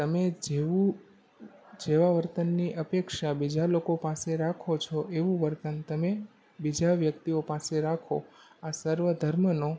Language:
Gujarati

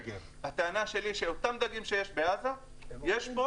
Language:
Hebrew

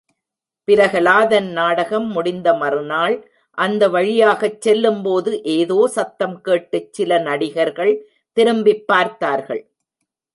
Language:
Tamil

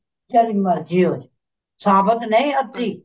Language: Punjabi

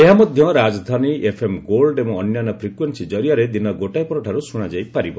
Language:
Odia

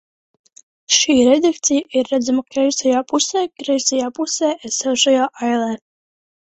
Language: Latvian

